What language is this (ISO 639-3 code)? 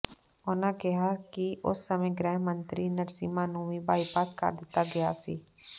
pan